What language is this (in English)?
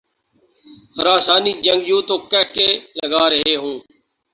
Urdu